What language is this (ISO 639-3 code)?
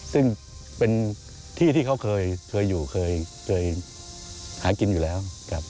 tha